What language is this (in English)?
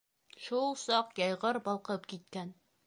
Bashkir